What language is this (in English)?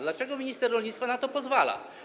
Polish